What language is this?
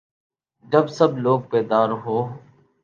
Urdu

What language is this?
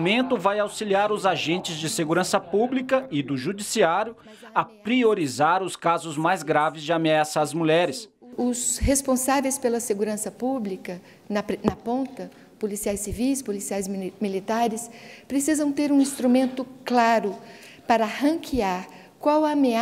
Portuguese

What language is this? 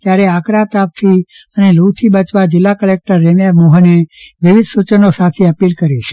Gujarati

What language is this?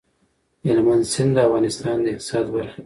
Pashto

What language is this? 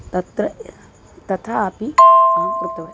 Sanskrit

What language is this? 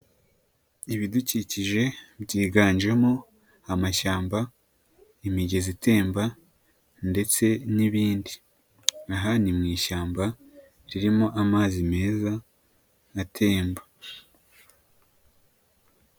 Kinyarwanda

